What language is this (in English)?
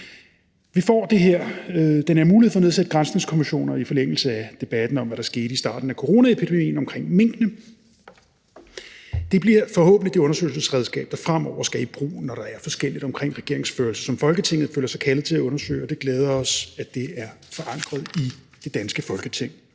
Danish